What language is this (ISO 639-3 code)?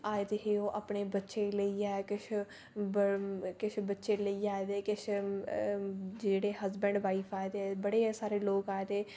doi